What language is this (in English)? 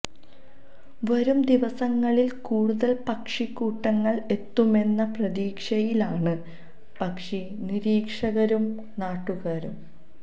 Malayalam